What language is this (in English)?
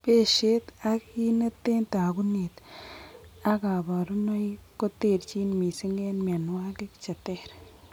Kalenjin